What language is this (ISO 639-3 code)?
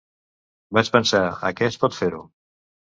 cat